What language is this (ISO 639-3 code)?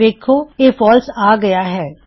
pan